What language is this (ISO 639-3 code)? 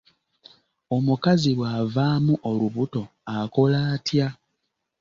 lug